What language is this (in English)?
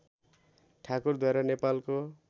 Nepali